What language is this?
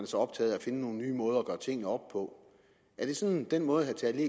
Danish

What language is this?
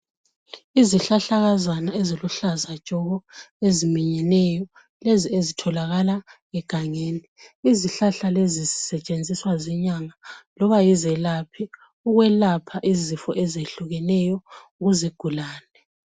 North Ndebele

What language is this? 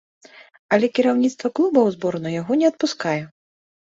Belarusian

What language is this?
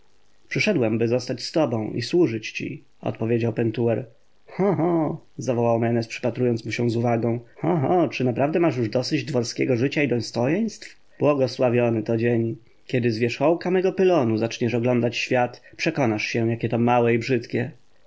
Polish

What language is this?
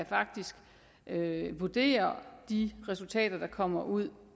Danish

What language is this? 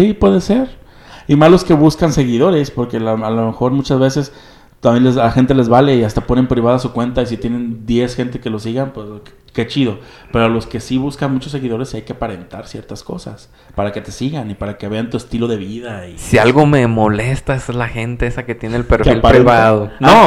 Spanish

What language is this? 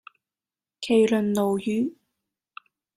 Cantonese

